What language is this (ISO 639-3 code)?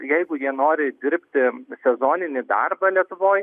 lit